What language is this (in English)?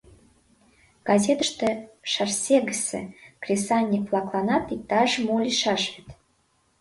Mari